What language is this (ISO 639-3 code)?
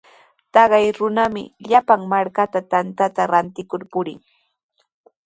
qws